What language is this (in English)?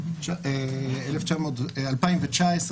Hebrew